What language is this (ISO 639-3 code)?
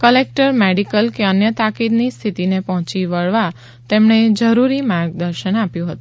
guj